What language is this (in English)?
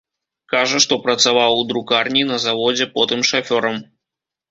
Belarusian